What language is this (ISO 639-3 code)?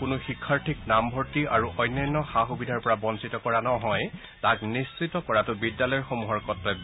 asm